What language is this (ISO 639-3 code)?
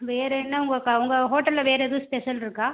tam